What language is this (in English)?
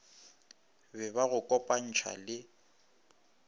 Northern Sotho